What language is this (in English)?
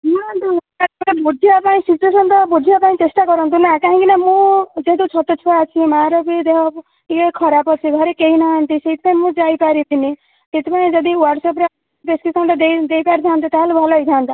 Odia